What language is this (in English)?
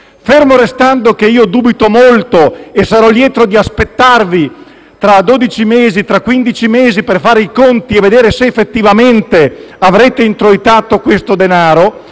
Italian